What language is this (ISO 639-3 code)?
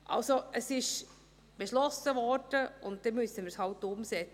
gsw